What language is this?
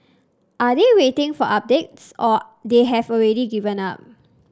English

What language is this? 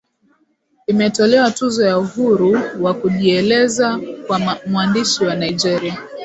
Swahili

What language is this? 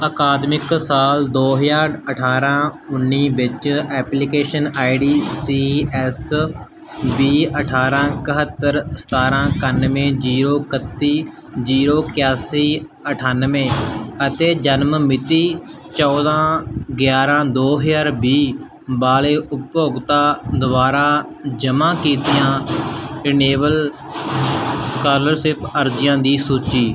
Punjabi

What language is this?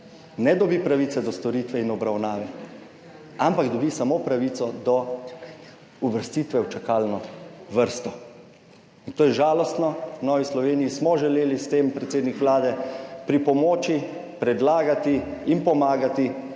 Slovenian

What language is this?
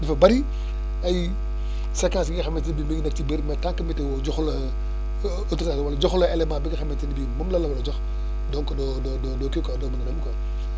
Wolof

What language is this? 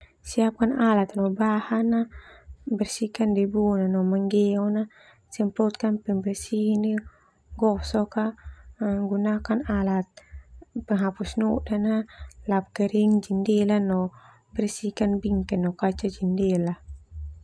Termanu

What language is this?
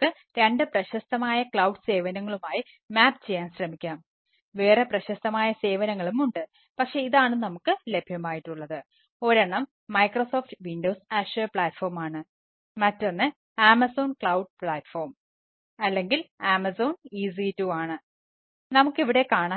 Malayalam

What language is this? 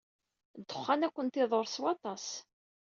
Kabyle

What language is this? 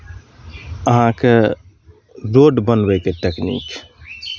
Maithili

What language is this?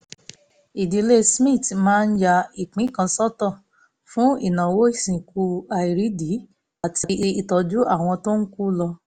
Yoruba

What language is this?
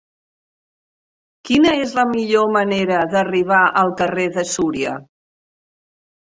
Catalan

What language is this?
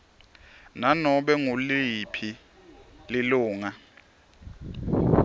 Swati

